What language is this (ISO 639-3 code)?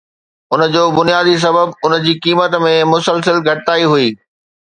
snd